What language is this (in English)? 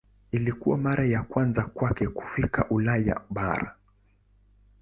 Swahili